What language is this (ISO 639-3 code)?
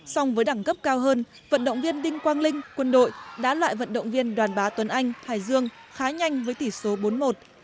vie